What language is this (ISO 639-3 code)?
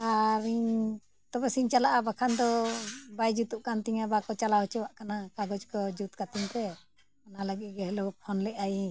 sat